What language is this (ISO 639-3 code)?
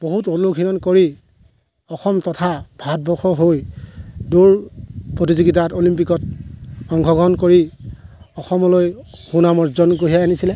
asm